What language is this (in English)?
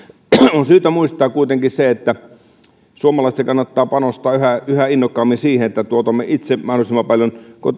Finnish